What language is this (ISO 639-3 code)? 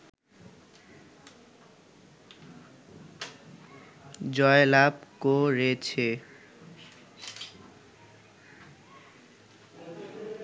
ben